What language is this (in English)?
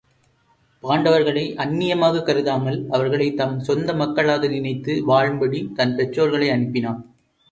Tamil